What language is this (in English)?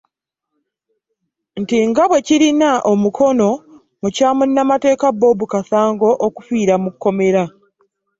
Ganda